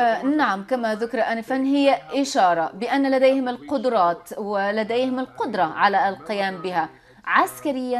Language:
Arabic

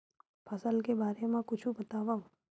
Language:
Chhattisgarhi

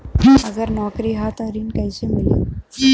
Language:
Bhojpuri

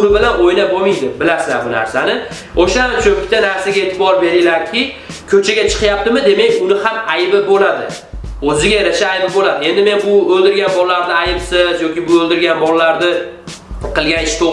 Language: Uzbek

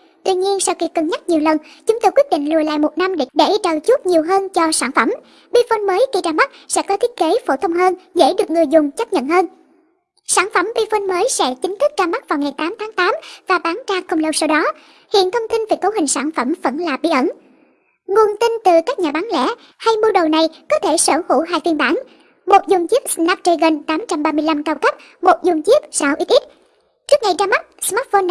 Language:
Vietnamese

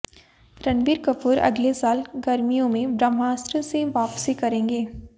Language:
Hindi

